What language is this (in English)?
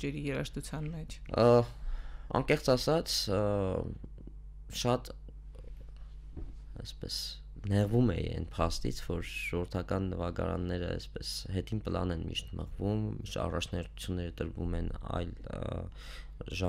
Romanian